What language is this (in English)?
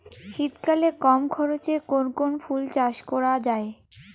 Bangla